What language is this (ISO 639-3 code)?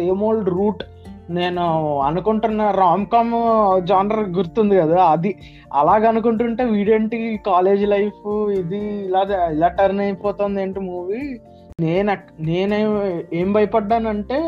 tel